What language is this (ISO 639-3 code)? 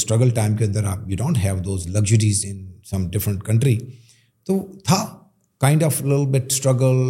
urd